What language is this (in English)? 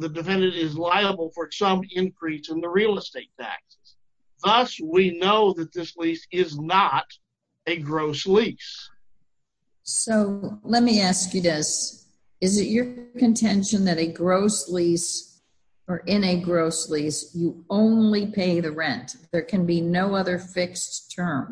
English